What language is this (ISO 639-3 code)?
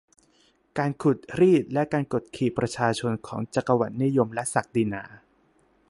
tha